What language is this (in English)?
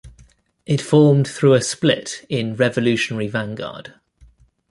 English